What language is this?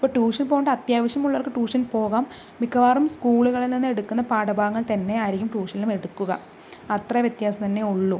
Malayalam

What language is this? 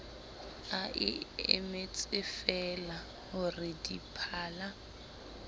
Southern Sotho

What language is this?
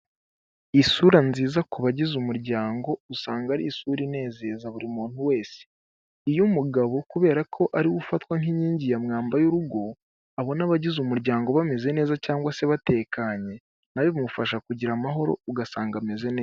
Kinyarwanda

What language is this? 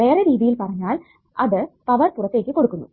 Malayalam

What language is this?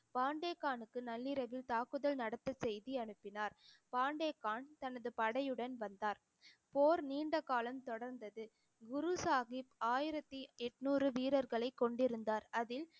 Tamil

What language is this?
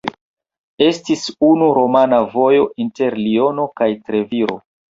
Esperanto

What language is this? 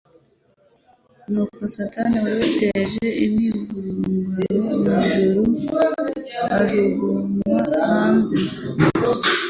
Kinyarwanda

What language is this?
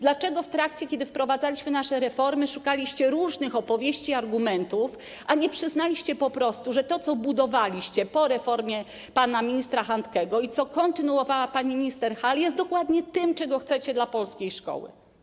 Polish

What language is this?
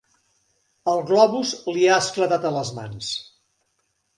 Catalan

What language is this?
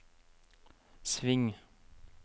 Norwegian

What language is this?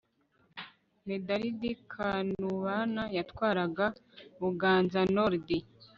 Kinyarwanda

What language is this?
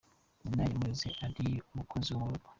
Kinyarwanda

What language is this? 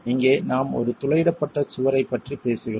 Tamil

